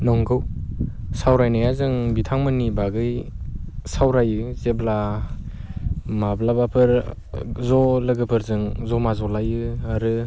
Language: Bodo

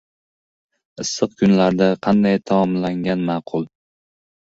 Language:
Uzbek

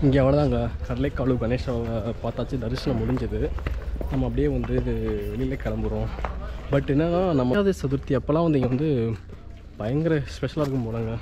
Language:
Thai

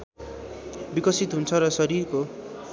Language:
Nepali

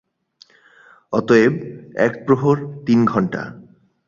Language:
Bangla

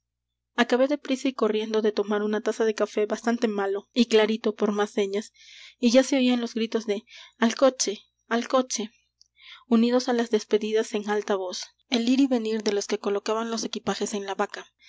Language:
Spanish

